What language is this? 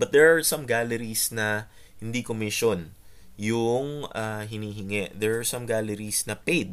Filipino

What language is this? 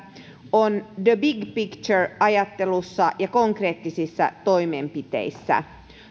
Finnish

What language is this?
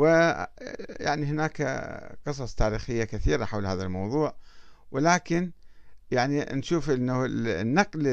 Arabic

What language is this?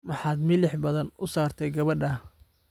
Somali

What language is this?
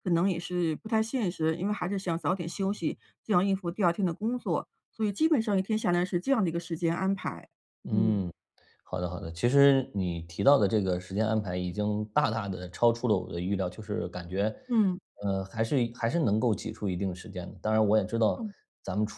Chinese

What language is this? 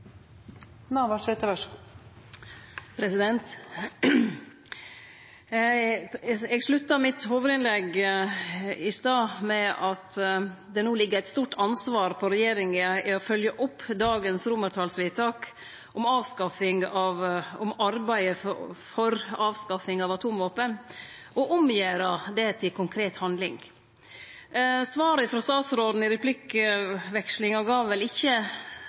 Norwegian Nynorsk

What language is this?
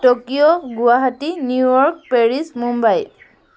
Assamese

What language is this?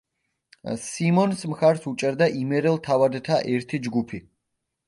Georgian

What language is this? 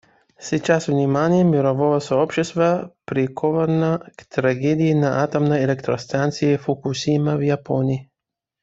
Russian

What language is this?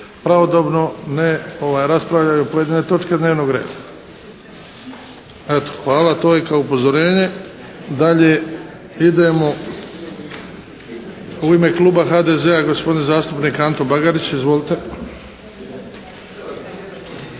Croatian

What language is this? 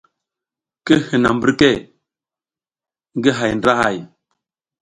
South Giziga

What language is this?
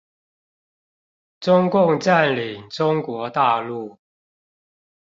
Chinese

